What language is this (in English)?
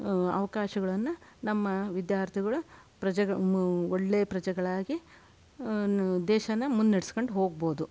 Kannada